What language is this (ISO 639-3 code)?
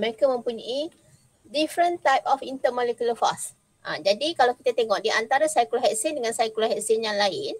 msa